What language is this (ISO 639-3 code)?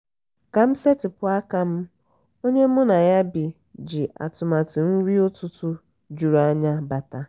ibo